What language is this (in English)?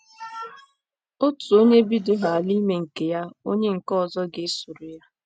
Igbo